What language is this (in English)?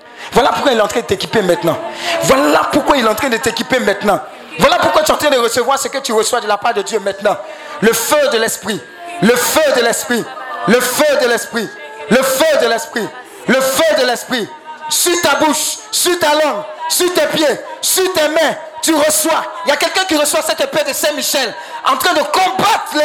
French